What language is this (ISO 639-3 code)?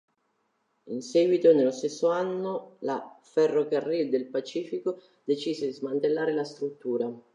ita